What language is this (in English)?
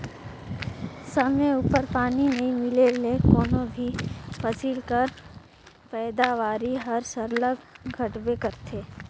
Chhattisgarhi